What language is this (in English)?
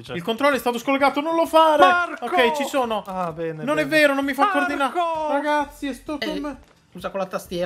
Italian